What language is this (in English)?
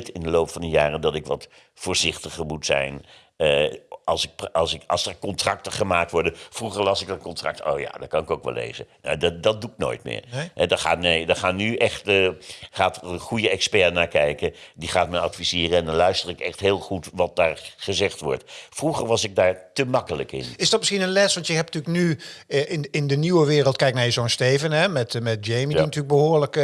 Dutch